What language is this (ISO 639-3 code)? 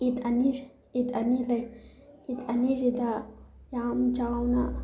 mni